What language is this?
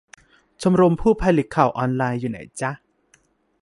Thai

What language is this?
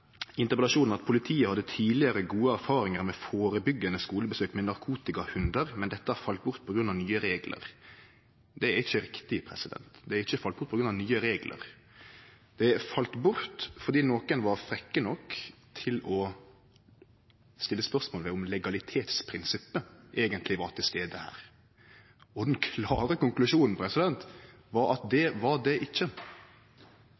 Norwegian Nynorsk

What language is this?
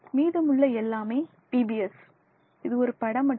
Tamil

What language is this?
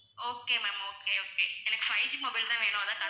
Tamil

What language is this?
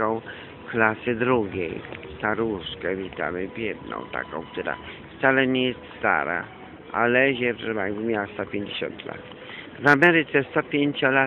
Polish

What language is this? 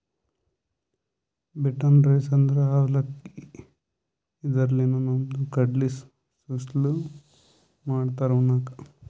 Kannada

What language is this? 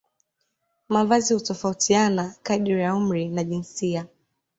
Swahili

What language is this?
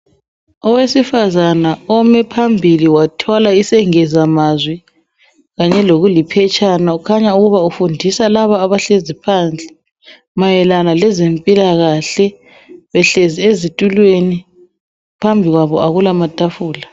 North Ndebele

